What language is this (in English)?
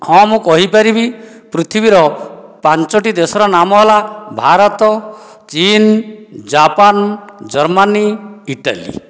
Odia